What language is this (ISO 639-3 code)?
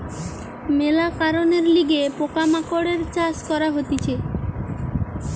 ben